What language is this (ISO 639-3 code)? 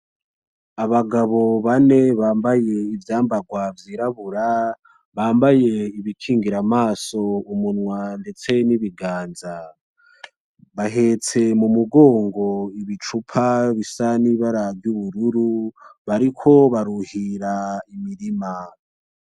run